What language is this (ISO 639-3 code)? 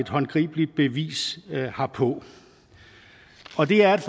dan